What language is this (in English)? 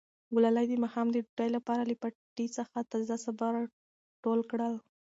Pashto